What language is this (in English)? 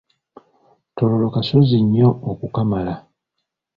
Ganda